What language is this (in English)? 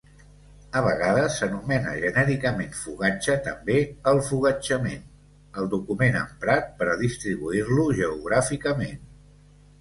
Catalan